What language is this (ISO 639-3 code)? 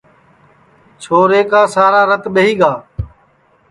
ssi